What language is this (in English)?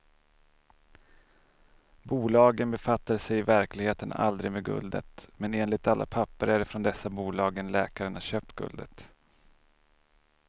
Swedish